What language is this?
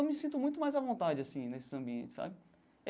Portuguese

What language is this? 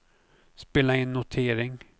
Swedish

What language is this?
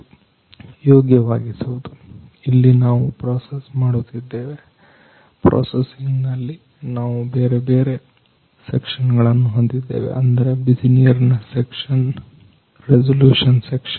Kannada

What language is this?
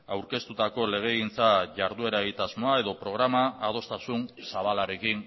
Basque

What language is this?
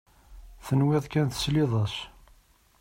Kabyle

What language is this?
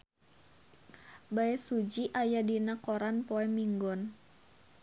Sundanese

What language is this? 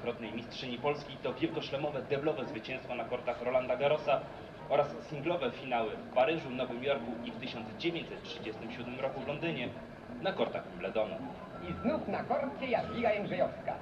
Polish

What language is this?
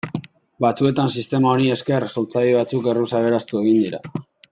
Basque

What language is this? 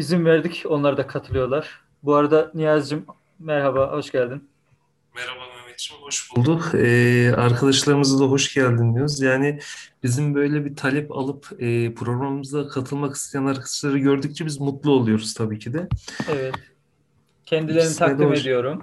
Turkish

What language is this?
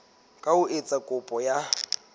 Southern Sotho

